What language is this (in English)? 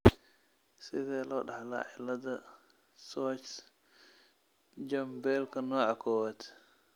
Somali